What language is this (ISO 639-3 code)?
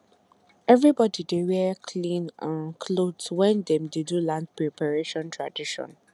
pcm